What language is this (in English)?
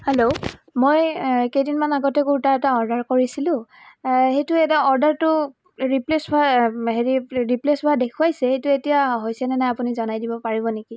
Assamese